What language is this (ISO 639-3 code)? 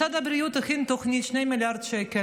heb